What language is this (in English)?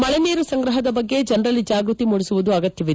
Kannada